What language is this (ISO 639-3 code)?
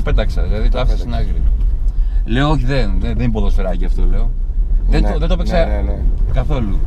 ell